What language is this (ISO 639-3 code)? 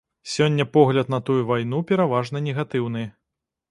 bel